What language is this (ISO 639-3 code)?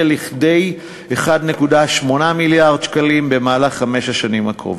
heb